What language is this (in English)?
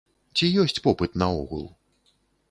Belarusian